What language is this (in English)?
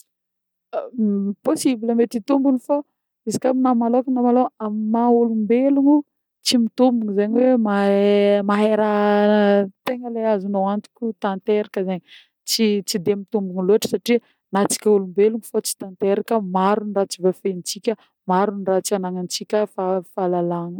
Northern Betsimisaraka Malagasy